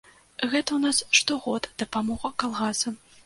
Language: Belarusian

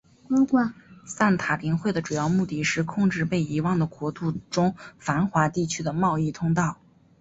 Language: Chinese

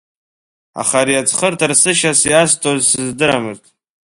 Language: Abkhazian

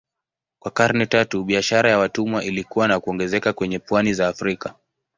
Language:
Swahili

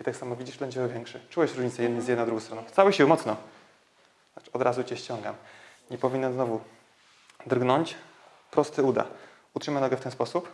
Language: Polish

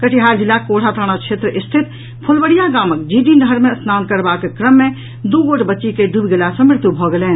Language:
Maithili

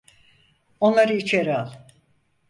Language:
Turkish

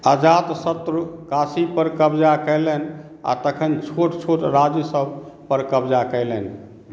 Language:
Maithili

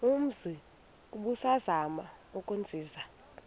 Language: Xhosa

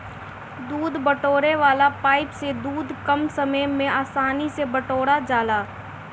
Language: Bhojpuri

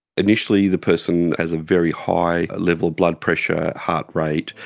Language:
English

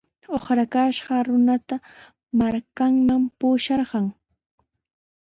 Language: Sihuas Ancash Quechua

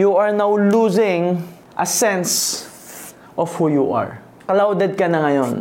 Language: Filipino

